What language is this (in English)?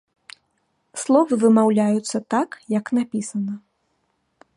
Belarusian